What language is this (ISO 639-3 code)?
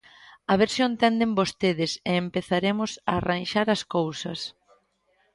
glg